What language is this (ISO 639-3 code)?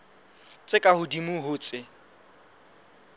sot